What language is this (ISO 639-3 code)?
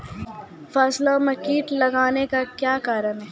mai